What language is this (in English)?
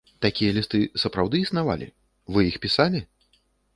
Belarusian